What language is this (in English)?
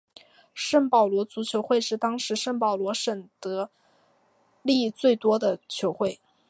Chinese